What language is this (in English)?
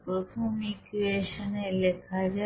Bangla